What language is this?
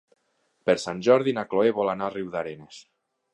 Catalan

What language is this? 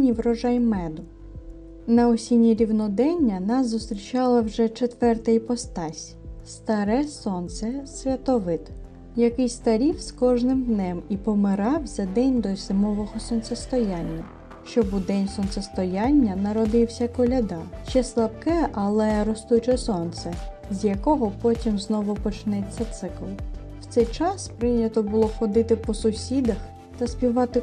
Ukrainian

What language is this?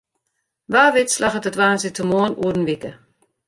Western Frisian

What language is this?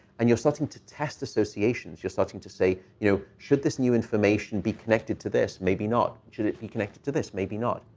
English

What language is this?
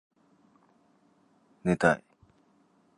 Japanese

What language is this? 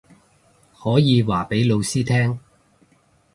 Cantonese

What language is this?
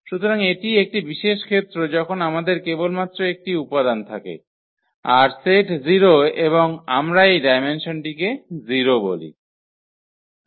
Bangla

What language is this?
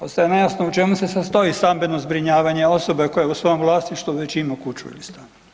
Croatian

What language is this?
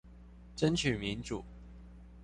Chinese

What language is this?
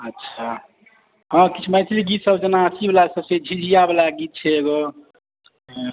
Maithili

